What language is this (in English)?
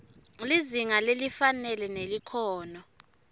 Swati